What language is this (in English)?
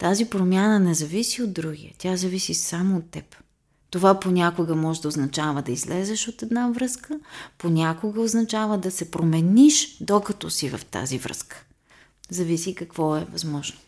Bulgarian